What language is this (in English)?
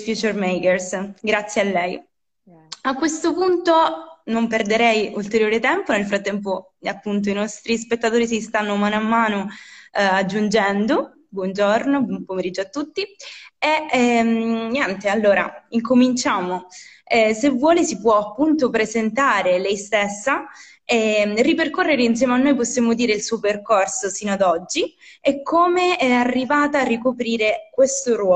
Italian